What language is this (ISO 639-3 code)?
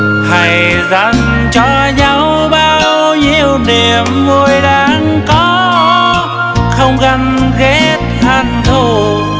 vie